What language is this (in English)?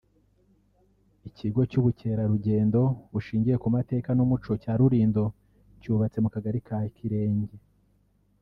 Kinyarwanda